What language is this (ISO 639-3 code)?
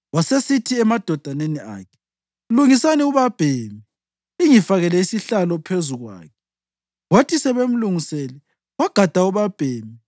nde